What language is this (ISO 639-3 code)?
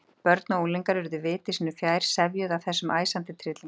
isl